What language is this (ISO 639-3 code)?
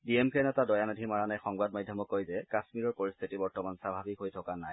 asm